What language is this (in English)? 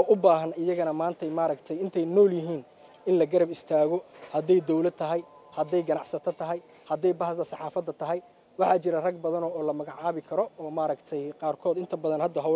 Arabic